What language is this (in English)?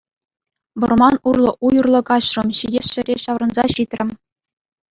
Chuvash